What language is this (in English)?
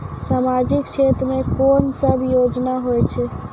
Maithili